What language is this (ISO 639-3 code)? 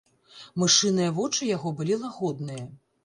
bel